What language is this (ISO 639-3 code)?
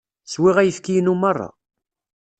kab